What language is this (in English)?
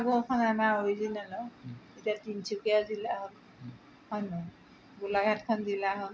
Assamese